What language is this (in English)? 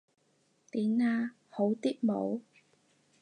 Cantonese